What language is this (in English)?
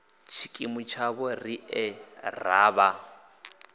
Venda